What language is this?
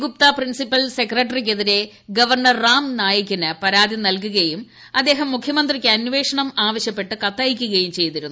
Malayalam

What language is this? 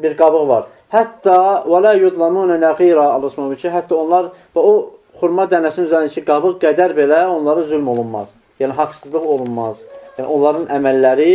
Turkish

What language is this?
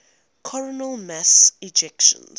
English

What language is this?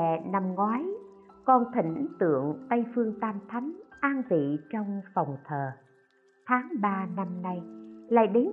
Vietnamese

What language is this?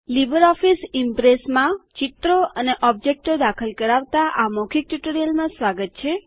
Gujarati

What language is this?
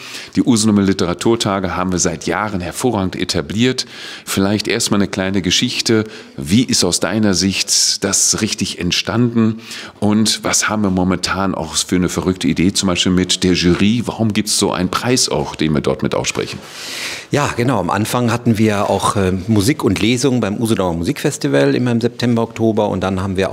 German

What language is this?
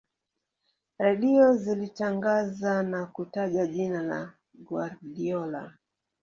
Swahili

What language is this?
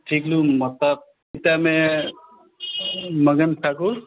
Maithili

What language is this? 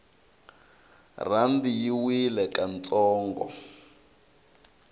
Tsonga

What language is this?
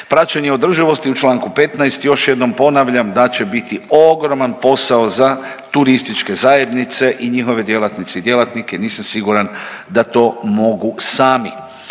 Croatian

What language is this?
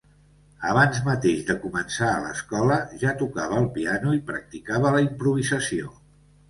Catalan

